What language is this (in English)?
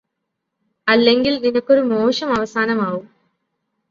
Malayalam